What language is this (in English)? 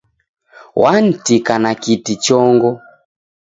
Taita